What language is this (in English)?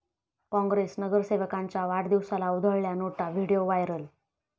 Marathi